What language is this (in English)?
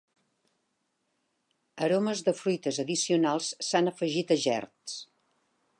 Catalan